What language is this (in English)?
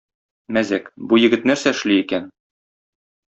Tatar